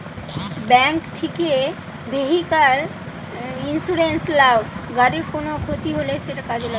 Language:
Bangla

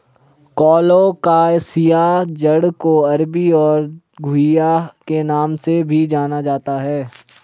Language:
Hindi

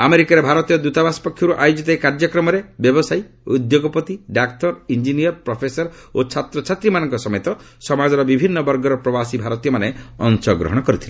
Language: Odia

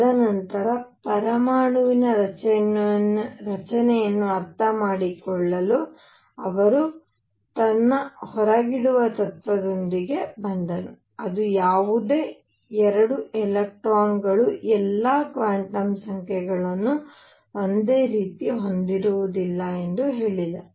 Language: Kannada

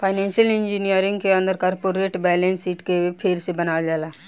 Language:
Bhojpuri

